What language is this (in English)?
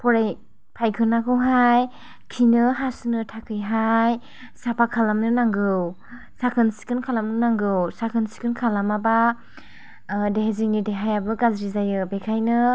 Bodo